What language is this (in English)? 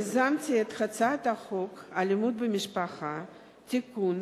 Hebrew